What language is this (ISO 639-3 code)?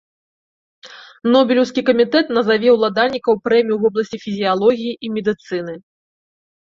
bel